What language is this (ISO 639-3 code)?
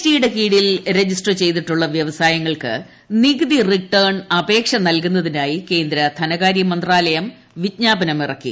mal